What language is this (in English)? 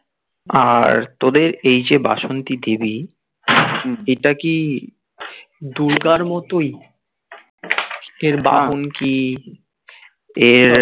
Bangla